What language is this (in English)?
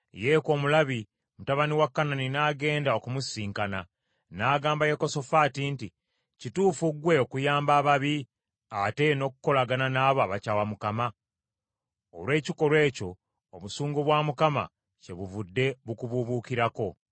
Ganda